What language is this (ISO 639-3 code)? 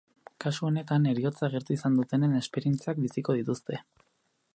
eus